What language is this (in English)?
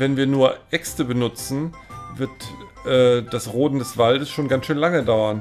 German